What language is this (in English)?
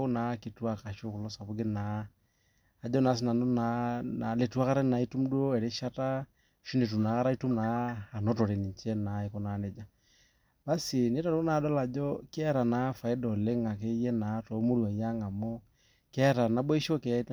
Masai